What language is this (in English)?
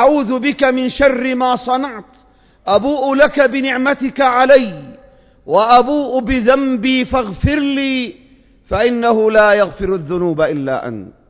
Arabic